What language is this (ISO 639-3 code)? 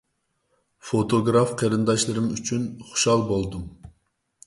uig